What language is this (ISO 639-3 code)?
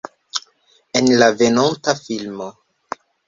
epo